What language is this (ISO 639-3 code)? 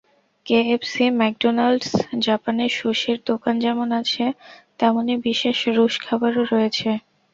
ben